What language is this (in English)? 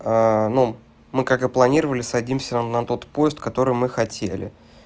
Russian